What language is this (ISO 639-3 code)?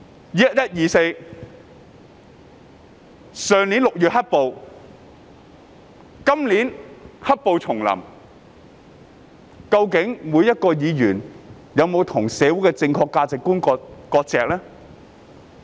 yue